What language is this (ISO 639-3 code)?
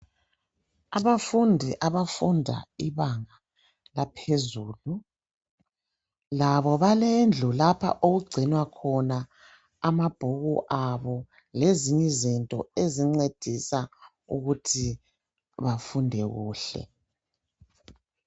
nde